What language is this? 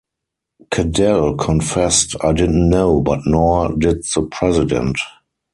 English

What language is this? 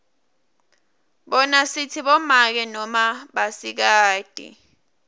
Swati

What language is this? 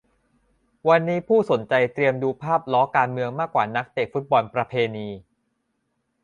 Thai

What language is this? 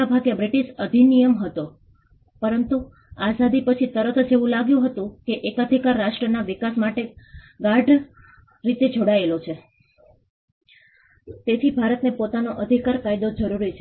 Gujarati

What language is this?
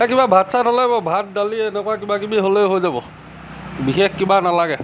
Assamese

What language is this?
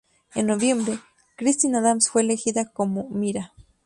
Spanish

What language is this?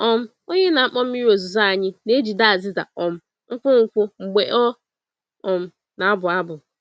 Igbo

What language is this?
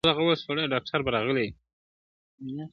Pashto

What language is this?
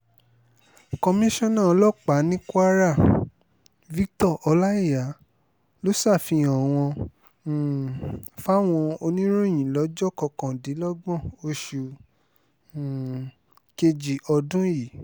Yoruba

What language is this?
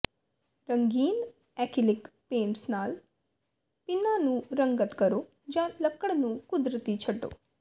Punjabi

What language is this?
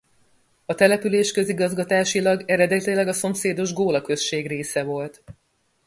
Hungarian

